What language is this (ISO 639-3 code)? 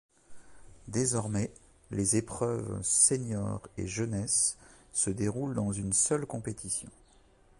fra